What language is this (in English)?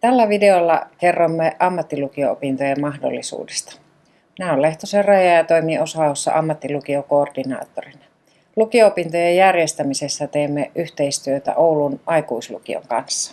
Finnish